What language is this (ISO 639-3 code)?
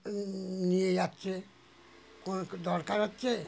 ben